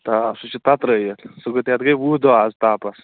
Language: Kashmiri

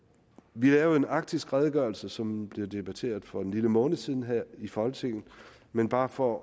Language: Danish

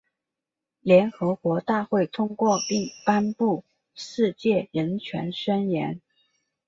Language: Chinese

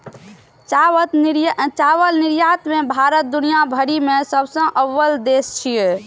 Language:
Maithili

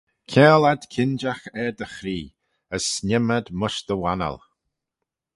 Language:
Manx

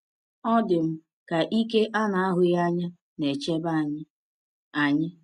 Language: Igbo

